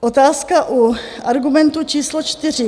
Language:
Czech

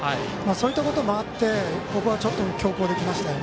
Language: Japanese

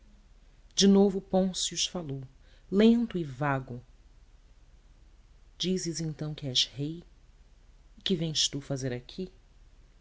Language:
Portuguese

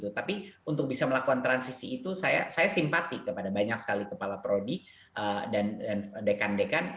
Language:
Indonesian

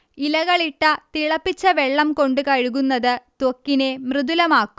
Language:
Malayalam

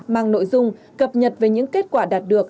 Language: Vietnamese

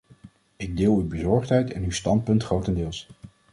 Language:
Dutch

